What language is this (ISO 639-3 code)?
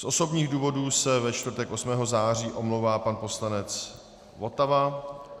ces